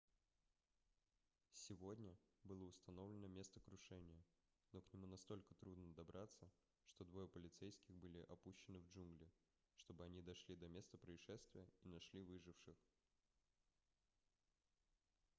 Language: Russian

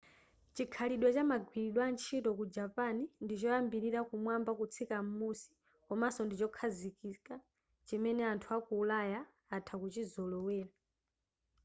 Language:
Nyanja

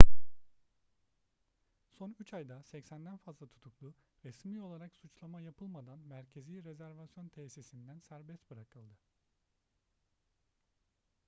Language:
Turkish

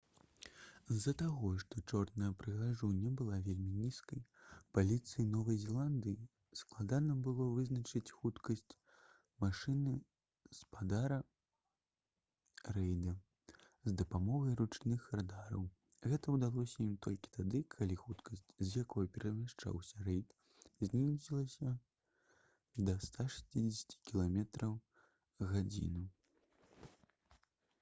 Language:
Belarusian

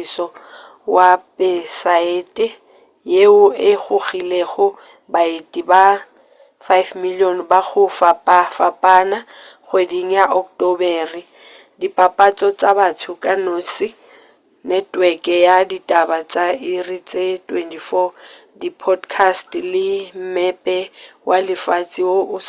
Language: Northern Sotho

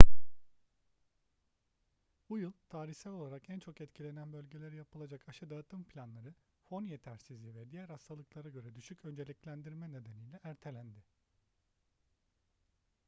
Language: Turkish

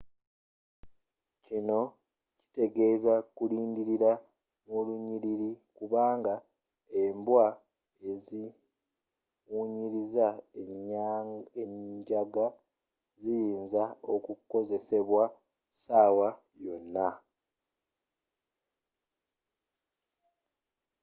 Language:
Ganda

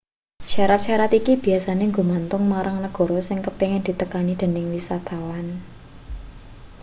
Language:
Javanese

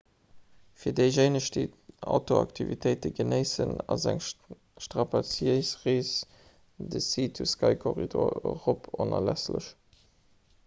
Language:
Luxembourgish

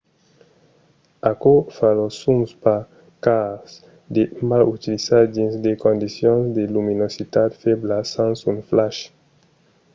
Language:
Occitan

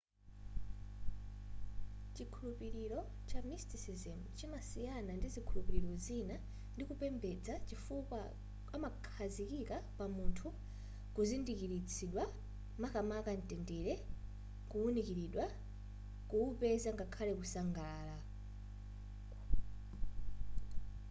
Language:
Nyanja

